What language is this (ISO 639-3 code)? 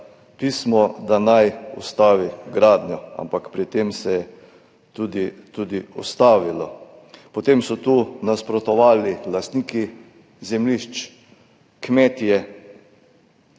slv